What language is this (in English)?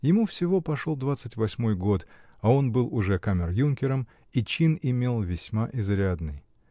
Russian